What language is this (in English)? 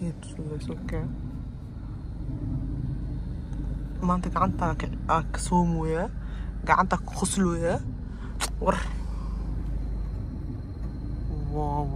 Arabic